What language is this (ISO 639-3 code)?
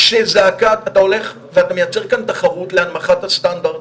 heb